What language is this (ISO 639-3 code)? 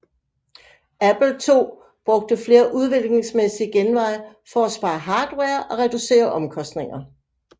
dan